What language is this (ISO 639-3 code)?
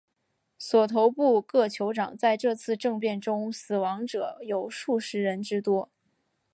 zho